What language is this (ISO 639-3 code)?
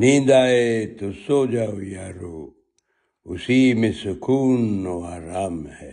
urd